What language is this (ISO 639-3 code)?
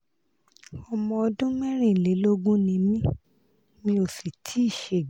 yor